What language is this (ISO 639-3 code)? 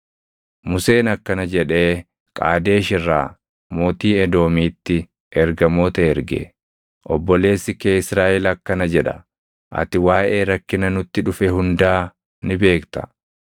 orm